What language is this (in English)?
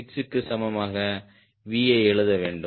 Tamil